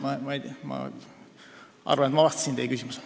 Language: Estonian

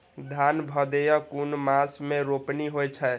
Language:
Maithili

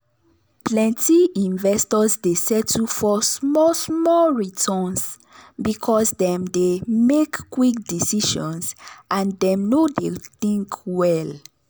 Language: Nigerian Pidgin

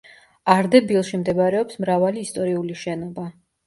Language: Georgian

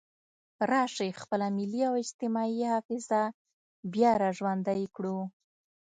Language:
Pashto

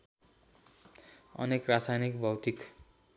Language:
Nepali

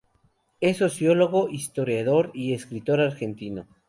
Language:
Spanish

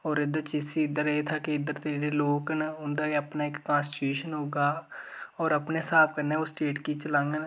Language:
Dogri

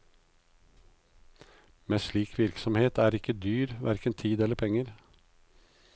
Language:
Norwegian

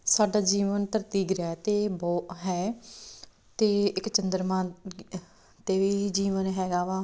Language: Punjabi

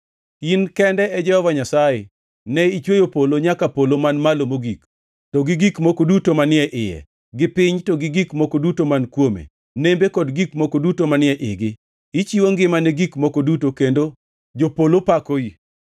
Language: Luo (Kenya and Tanzania)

